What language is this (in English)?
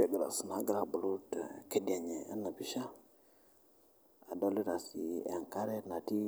Masai